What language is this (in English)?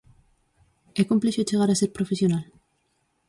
Galician